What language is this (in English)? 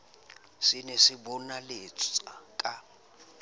Southern Sotho